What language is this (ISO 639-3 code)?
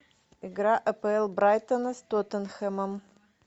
rus